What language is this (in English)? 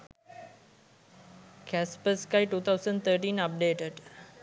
Sinhala